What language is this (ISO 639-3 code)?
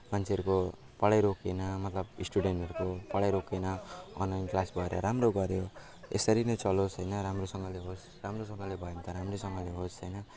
nep